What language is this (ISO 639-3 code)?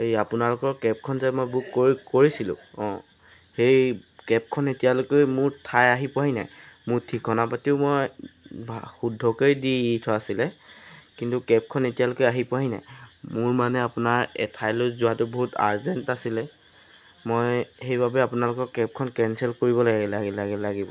asm